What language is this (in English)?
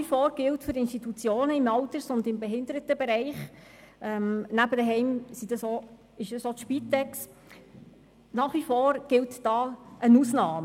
Swiss German